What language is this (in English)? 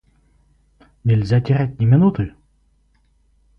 Russian